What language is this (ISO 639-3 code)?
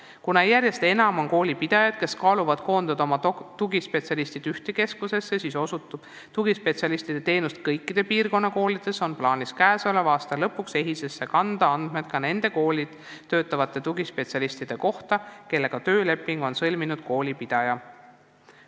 est